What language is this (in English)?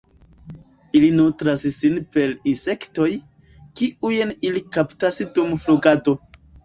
Esperanto